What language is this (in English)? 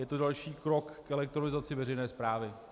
Czech